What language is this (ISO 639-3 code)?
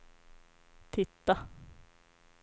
swe